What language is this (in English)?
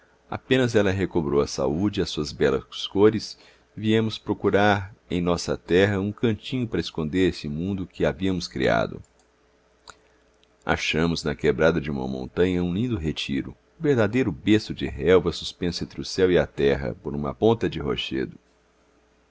Portuguese